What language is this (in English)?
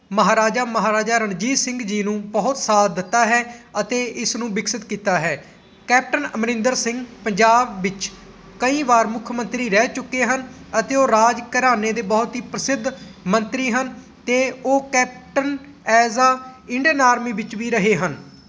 Punjabi